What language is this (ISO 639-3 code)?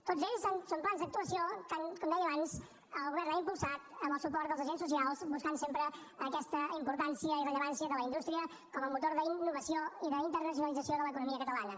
cat